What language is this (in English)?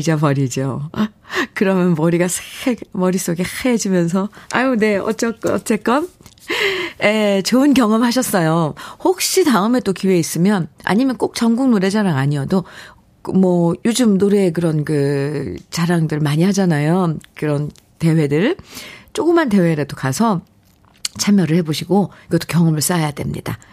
Korean